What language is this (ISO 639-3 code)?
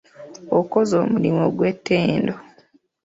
lug